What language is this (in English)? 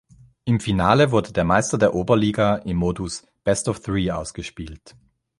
German